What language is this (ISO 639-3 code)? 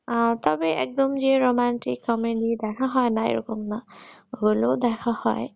ben